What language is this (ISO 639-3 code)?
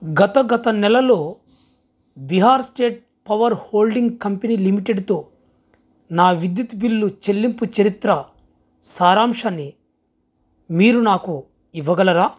tel